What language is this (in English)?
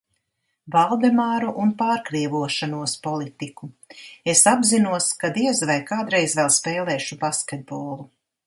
Latvian